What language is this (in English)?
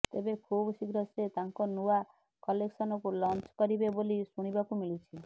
Odia